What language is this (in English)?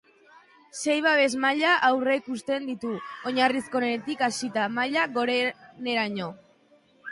Basque